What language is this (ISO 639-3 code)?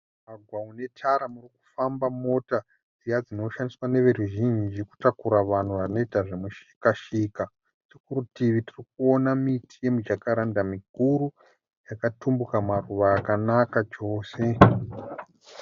sna